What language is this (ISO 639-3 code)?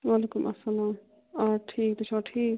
kas